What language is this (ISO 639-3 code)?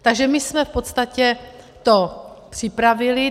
ces